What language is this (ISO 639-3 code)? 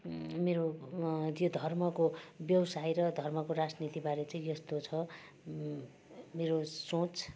nep